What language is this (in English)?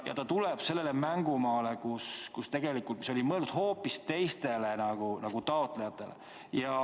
Estonian